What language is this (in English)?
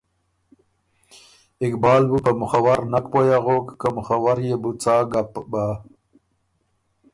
Ormuri